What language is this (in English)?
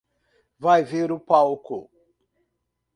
Portuguese